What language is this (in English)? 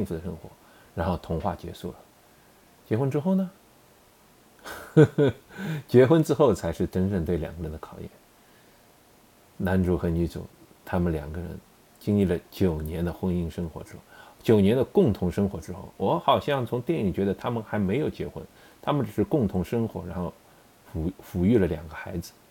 Chinese